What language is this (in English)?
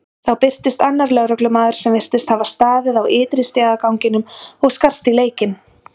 Icelandic